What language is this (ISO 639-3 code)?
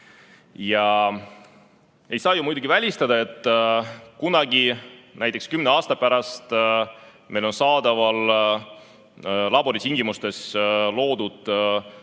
est